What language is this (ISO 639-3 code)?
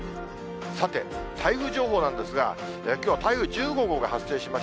jpn